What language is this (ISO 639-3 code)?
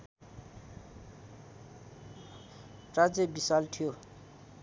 nep